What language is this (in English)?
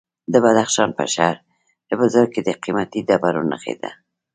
Pashto